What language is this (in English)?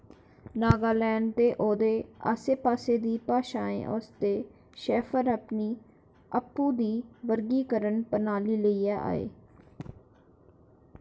Dogri